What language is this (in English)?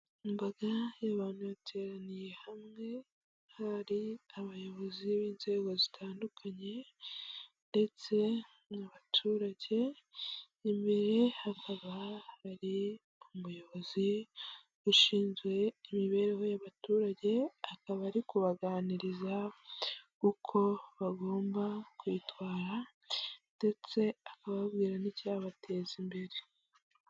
Kinyarwanda